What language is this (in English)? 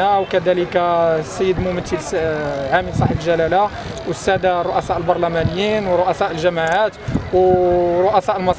Arabic